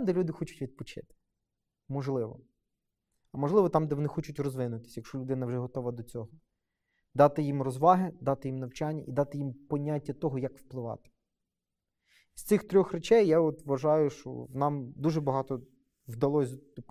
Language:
Ukrainian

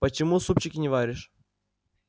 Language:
Russian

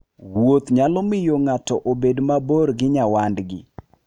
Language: Luo (Kenya and Tanzania)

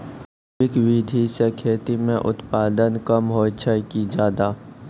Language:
Maithili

